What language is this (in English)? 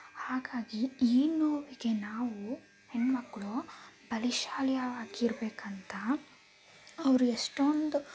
Kannada